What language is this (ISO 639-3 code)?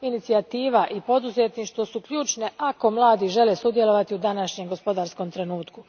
hrv